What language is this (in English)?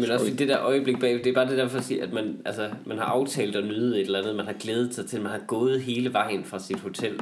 Danish